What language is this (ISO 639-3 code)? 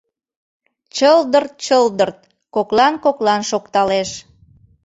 chm